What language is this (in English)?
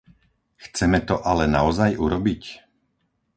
Slovak